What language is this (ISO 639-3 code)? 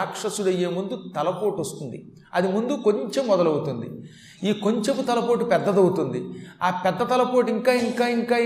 tel